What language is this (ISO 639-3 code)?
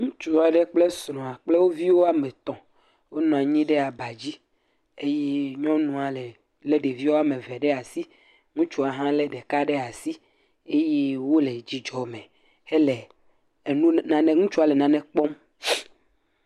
ewe